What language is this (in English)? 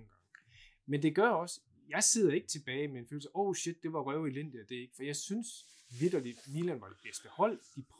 Danish